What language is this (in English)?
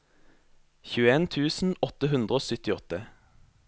Norwegian